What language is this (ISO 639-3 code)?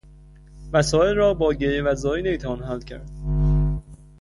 fas